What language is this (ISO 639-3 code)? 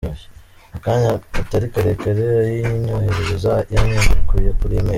kin